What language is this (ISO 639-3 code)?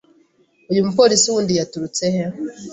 kin